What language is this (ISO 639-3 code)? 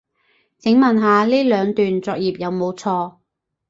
yue